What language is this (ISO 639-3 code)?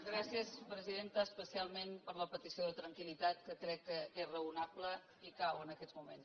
cat